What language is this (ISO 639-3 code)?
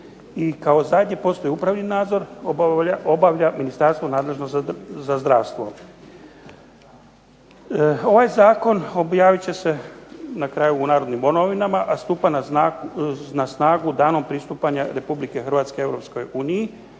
hrv